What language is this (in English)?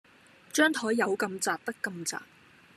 Cantonese